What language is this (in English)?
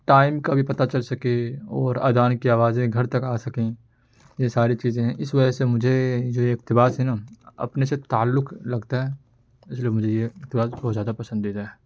Urdu